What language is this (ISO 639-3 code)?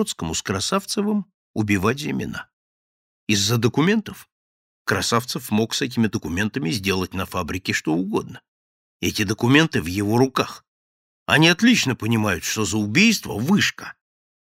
rus